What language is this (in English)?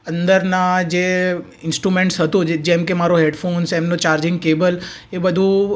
Gujarati